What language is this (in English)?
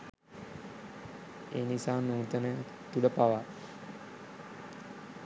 Sinhala